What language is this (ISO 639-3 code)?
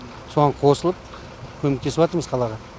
kaz